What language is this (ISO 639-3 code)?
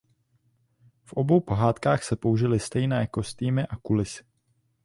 ces